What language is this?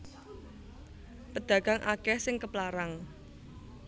Javanese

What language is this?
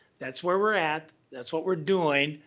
English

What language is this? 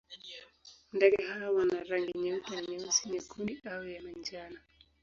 Swahili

